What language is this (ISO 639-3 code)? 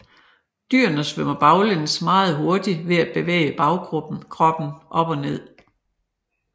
dan